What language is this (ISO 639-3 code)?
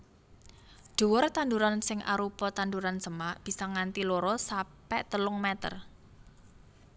jav